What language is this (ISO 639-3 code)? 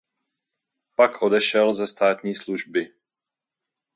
ces